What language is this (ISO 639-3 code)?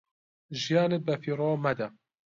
ckb